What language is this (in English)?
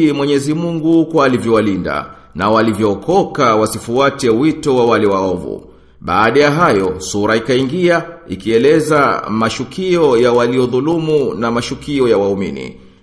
Swahili